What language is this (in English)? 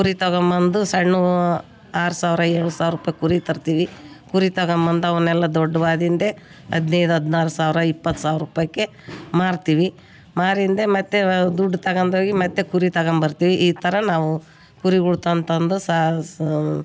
Kannada